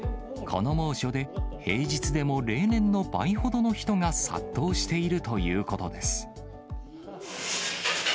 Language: Japanese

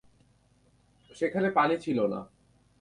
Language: Bangla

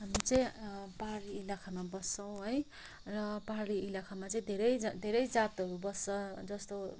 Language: Nepali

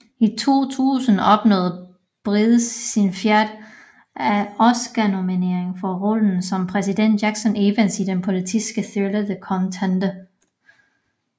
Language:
Danish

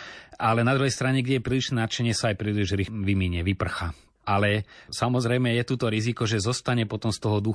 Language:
Slovak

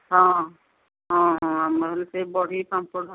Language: Odia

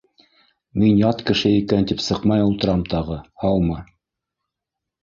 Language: Bashkir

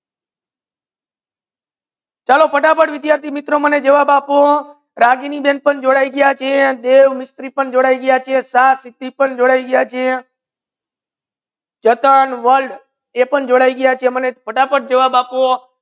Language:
Gujarati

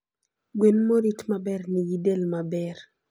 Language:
Luo (Kenya and Tanzania)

